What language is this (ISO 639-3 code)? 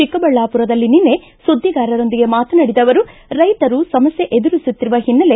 kan